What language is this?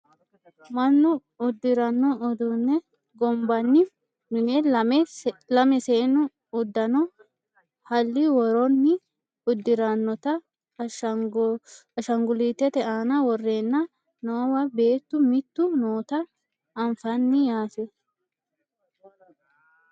Sidamo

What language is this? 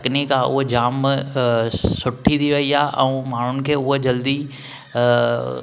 Sindhi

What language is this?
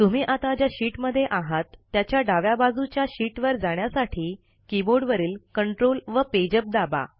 Marathi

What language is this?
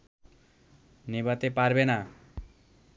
Bangla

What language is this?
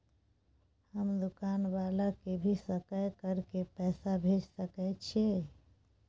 Maithili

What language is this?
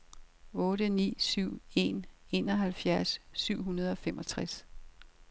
Danish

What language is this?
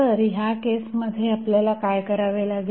Marathi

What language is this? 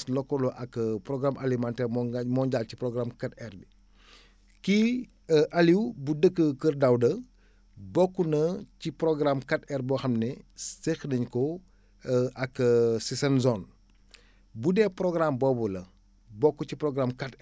Wolof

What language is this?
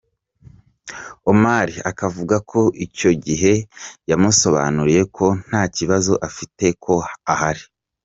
Kinyarwanda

